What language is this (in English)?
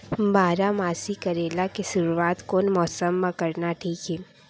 Chhattisgarhi